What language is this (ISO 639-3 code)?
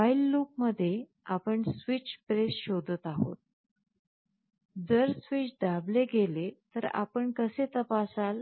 mar